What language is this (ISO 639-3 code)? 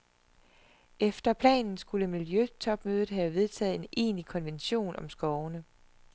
dan